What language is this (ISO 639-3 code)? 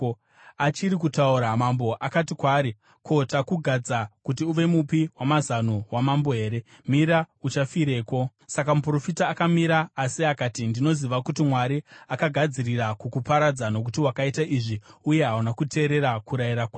sna